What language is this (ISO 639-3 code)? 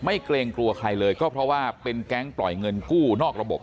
tha